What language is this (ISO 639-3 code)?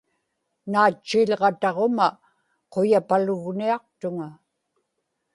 ipk